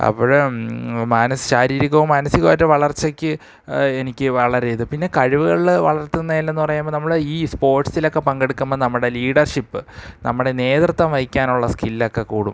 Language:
Malayalam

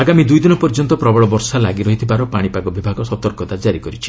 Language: Odia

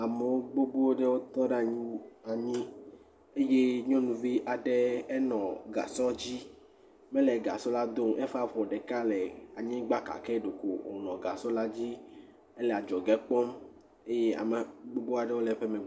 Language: Ewe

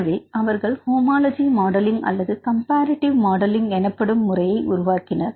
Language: Tamil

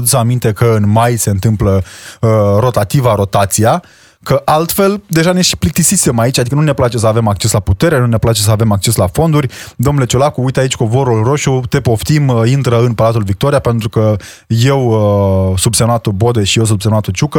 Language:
Romanian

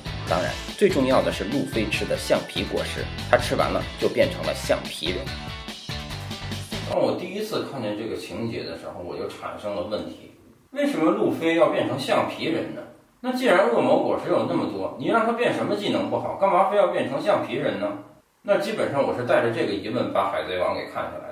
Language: Chinese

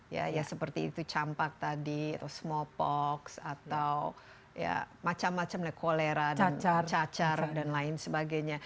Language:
Indonesian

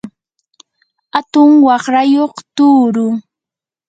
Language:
Yanahuanca Pasco Quechua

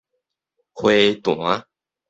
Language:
Min Nan Chinese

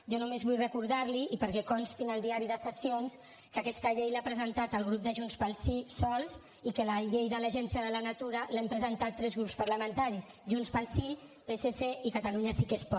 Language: Catalan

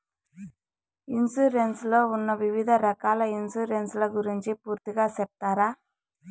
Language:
Telugu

